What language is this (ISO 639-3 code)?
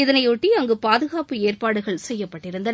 tam